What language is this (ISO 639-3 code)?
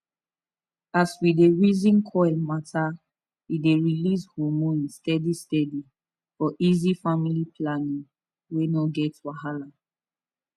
pcm